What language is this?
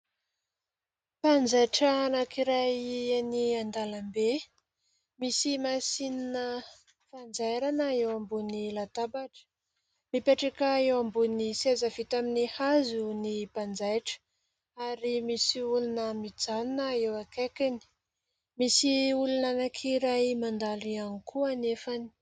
Malagasy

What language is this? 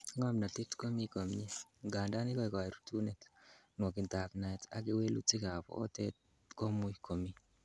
Kalenjin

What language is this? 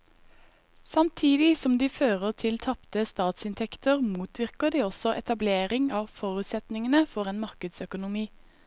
Norwegian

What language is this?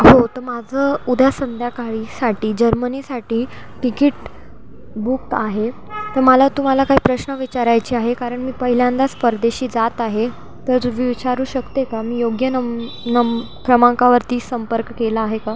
Marathi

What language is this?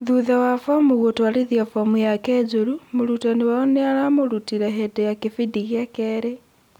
Kikuyu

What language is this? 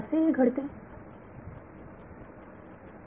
Marathi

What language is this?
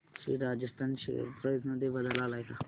Marathi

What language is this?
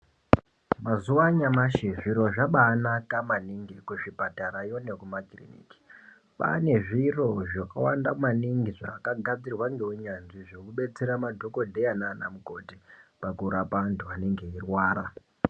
Ndau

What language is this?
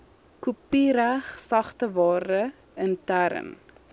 Afrikaans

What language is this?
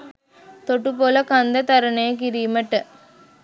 Sinhala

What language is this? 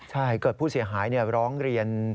Thai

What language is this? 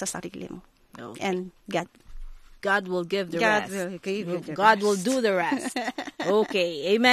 Filipino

